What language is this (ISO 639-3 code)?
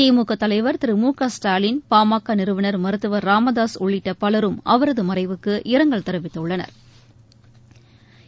tam